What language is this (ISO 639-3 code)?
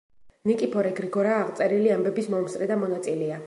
kat